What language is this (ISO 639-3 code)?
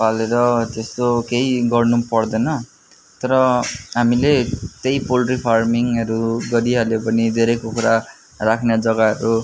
nep